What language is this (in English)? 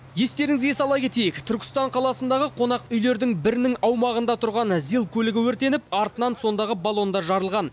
Kazakh